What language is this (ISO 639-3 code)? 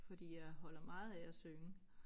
dan